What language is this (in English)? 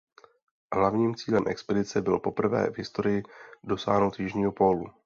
Czech